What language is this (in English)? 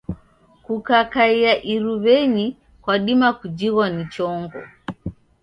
Taita